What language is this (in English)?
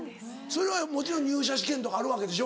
Japanese